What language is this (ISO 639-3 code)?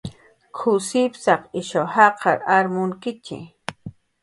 jqr